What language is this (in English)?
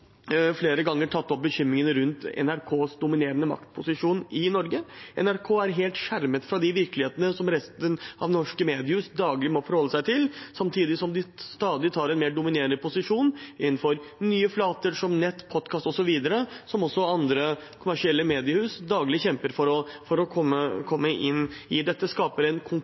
Norwegian Bokmål